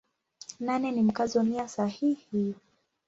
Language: Swahili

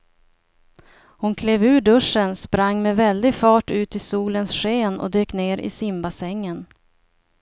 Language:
Swedish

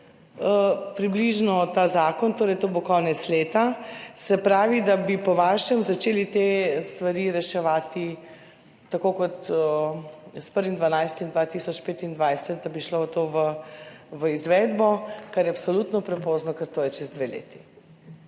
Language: Slovenian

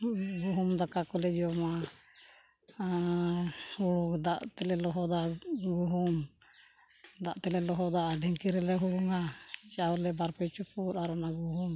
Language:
Santali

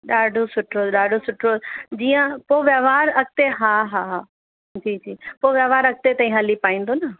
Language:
Sindhi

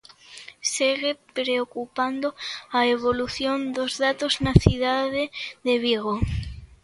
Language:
Galician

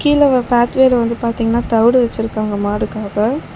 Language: Tamil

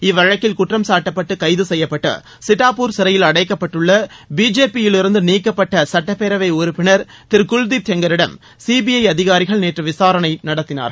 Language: Tamil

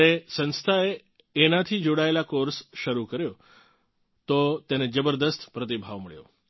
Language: Gujarati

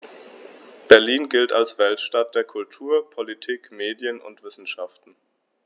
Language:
German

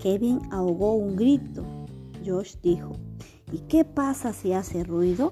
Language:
Spanish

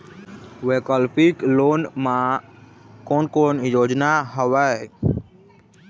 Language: Chhattisgarhi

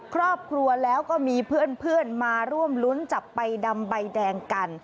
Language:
Thai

